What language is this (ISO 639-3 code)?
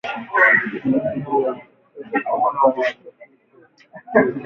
swa